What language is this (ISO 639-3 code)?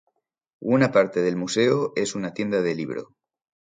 spa